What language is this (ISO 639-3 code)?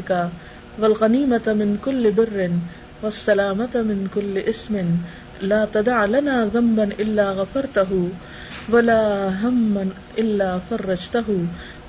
urd